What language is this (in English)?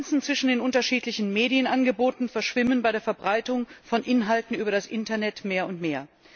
German